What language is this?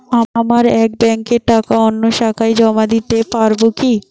Bangla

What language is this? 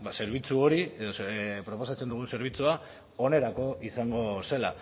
Basque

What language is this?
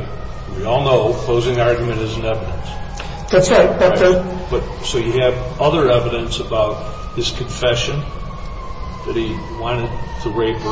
English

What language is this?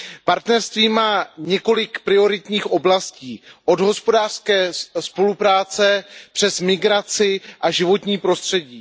Czech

